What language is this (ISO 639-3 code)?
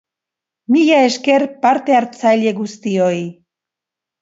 eus